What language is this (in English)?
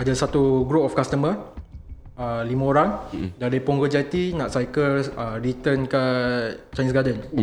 Malay